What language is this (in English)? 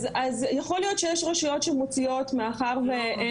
Hebrew